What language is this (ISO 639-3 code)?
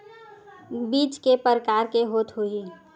hne